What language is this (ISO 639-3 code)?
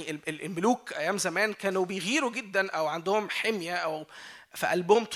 ara